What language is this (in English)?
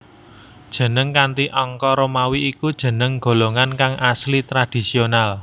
Javanese